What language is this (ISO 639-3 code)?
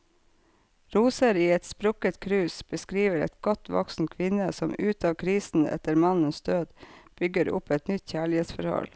nor